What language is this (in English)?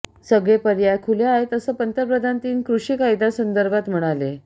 Marathi